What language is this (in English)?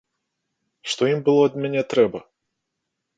Belarusian